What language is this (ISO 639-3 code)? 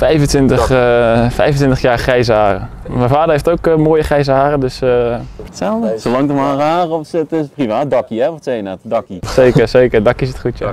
nld